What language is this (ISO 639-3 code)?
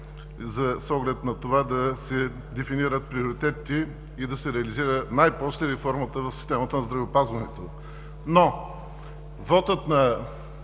bul